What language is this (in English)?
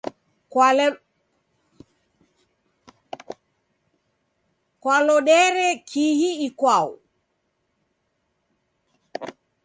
Taita